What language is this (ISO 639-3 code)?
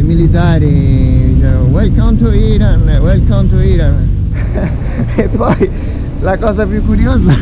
ita